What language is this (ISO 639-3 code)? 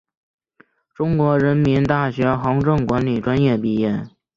zho